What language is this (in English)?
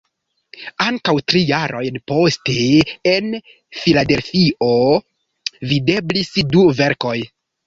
Esperanto